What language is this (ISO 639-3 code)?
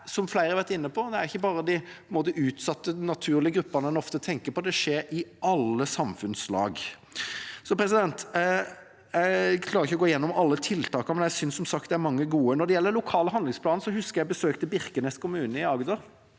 nor